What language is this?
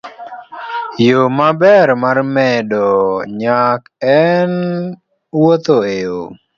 Luo (Kenya and Tanzania)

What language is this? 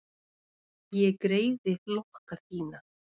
Icelandic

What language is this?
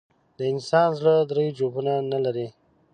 Pashto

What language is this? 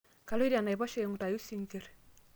Masai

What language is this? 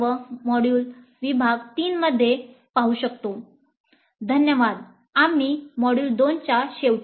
Marathi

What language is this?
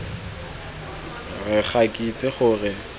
Tswana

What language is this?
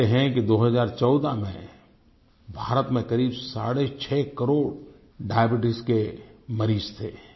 Hindi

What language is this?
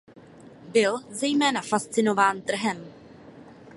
Czech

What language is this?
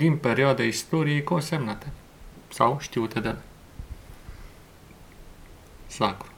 Romanian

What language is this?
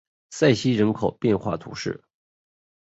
Chinese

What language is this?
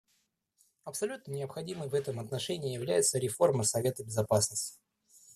Russian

